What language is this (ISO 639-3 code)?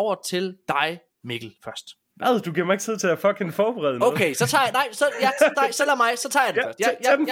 dan